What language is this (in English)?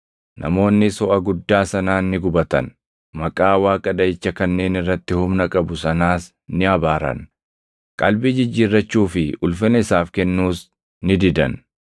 Oromo